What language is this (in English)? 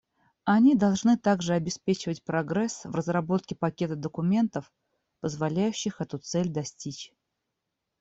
Russian